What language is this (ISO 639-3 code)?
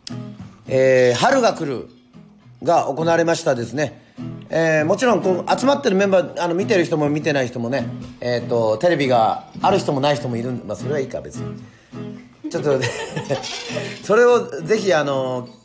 jpn